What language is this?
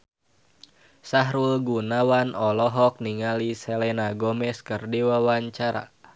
Sundanese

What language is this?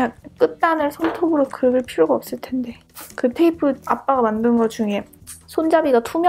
Korean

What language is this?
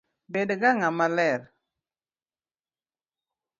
Luo (Kenya and Tanzania)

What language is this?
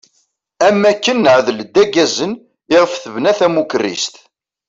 Kabyle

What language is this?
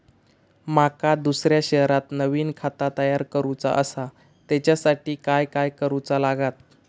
Marathi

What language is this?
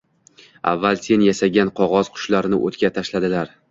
Uzbek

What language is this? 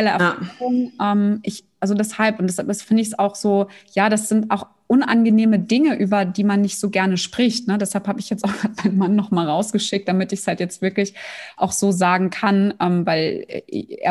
German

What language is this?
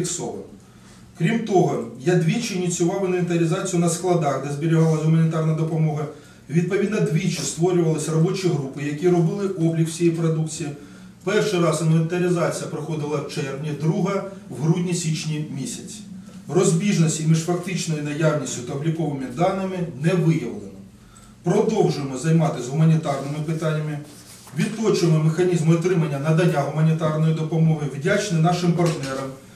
Ukrainian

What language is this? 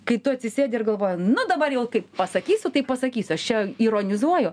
Lithuanian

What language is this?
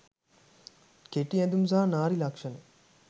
Sinhala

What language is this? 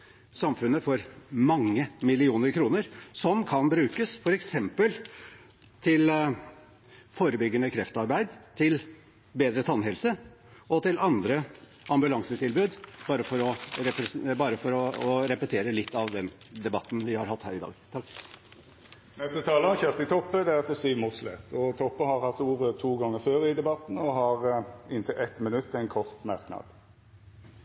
Norwegian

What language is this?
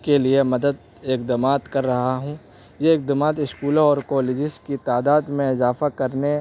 Urdu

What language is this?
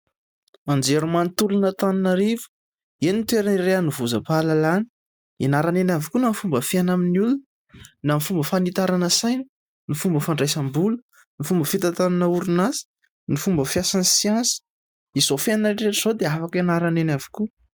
Malagasy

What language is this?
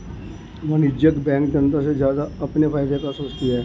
Hindi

